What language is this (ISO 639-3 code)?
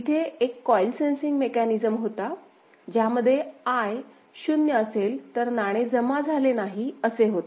mar